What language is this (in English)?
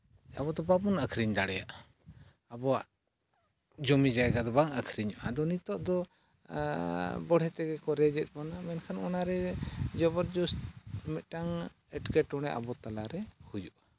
Santali